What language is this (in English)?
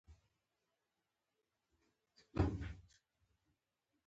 Pashto